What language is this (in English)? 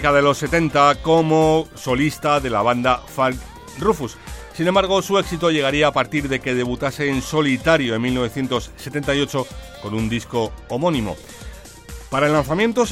Spanish